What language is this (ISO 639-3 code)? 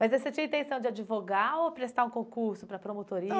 por